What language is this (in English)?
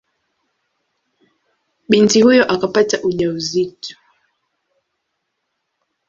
Swahili